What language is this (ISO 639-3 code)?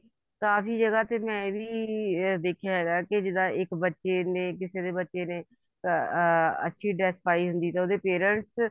pan